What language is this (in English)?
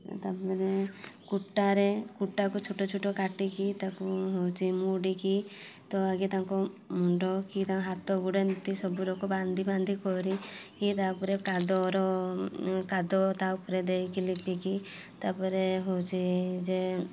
Odia